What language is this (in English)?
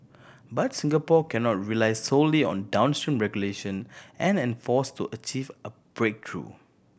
English